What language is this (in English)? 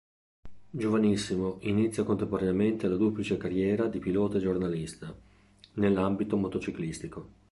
Italian